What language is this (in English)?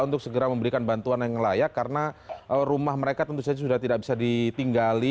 Indonesian